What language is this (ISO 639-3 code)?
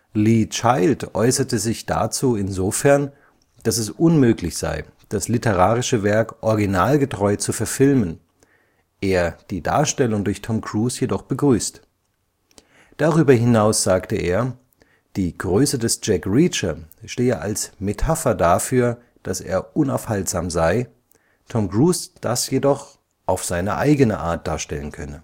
deu